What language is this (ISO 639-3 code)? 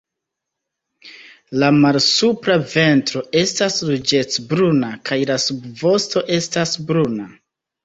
epo